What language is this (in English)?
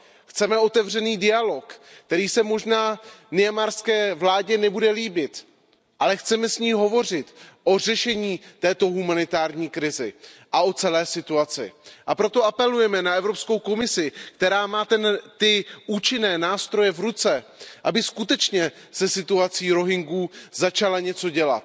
Czech